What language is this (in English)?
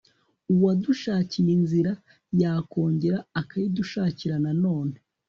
Kinyarwanda